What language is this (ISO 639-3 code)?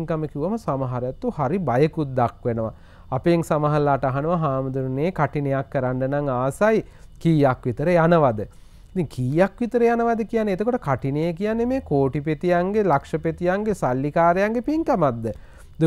tur